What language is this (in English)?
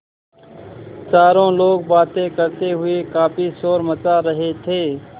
Hindi